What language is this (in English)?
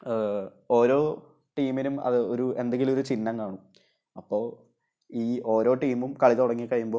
Malayalam